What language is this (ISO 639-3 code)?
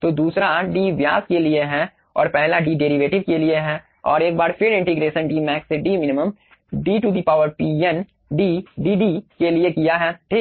hin